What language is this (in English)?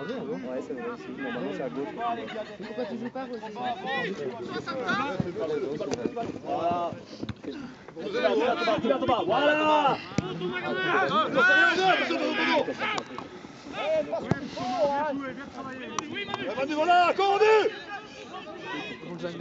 French